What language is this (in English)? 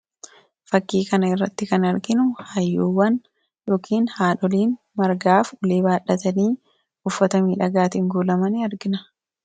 Oromo